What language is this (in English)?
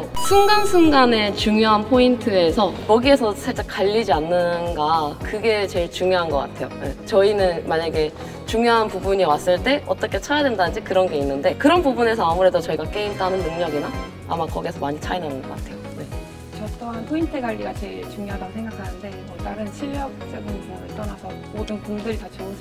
Korean